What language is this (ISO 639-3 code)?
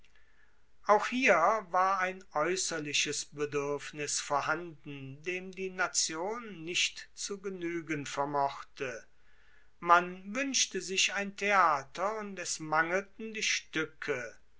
deu